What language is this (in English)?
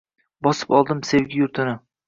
Uzbek